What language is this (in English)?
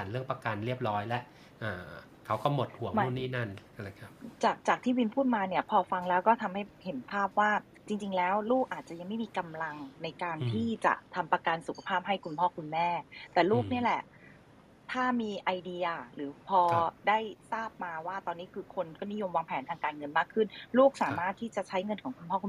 Thai